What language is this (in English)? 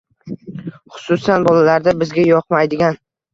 Uzbek